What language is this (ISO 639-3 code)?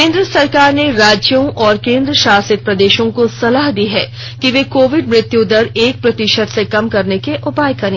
hin